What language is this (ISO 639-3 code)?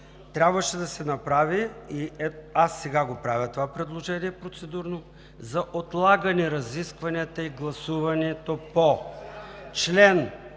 bul